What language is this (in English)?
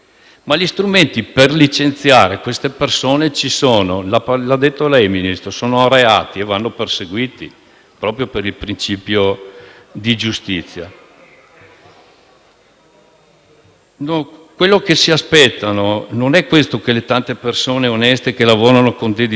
Italian